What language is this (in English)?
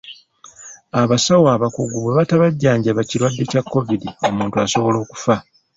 Ganda